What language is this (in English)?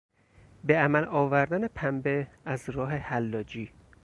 Persian